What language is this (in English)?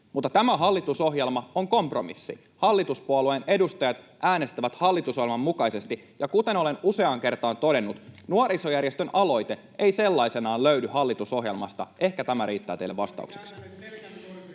Finnish